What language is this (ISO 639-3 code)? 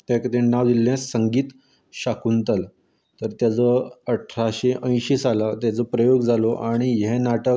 kok